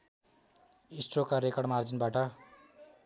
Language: Nepali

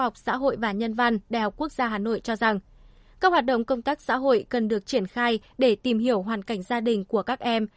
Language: Vietnamese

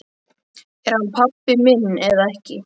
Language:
Icelandic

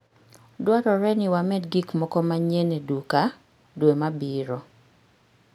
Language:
Luo (Kenya and Tanzania)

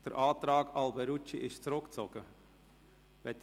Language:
Swiss German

